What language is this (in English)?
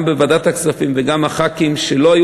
Hebrew